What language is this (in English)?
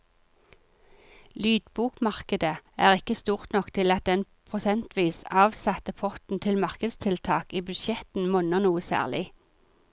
Norwegian